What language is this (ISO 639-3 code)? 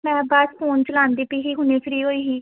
pan